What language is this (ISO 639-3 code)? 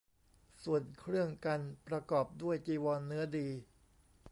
tha